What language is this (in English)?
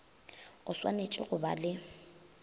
Northern Sotho